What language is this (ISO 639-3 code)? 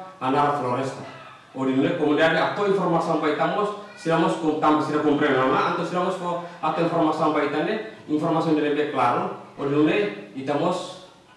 ind